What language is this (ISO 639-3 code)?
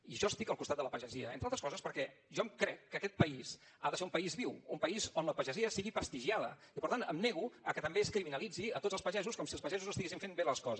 cat